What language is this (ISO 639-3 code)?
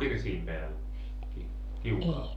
fin